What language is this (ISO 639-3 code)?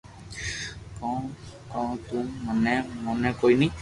lrk